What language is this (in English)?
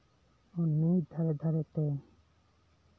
Santali